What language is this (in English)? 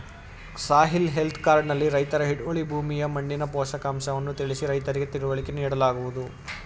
Kannada